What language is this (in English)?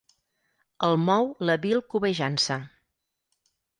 Catalan